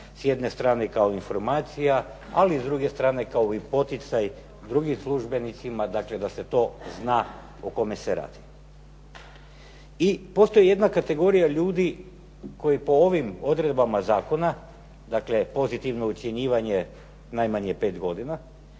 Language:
Croatian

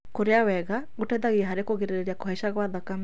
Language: Kikuyu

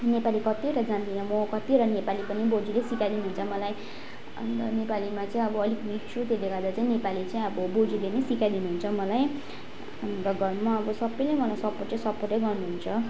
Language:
Nepali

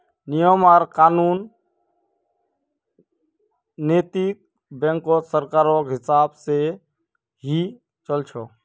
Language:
Magahi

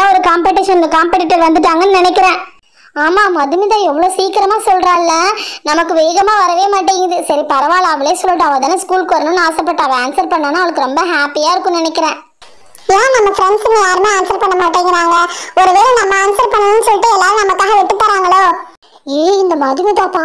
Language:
Hindi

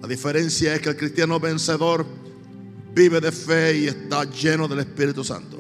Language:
Spanish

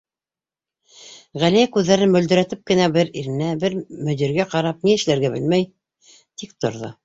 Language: Bashkir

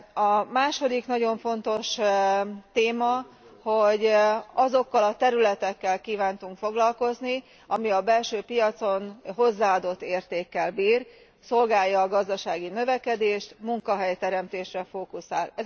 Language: Hungarian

